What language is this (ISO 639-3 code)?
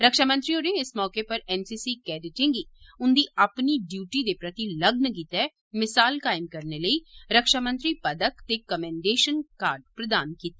doi